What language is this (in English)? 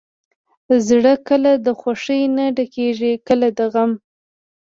Pashto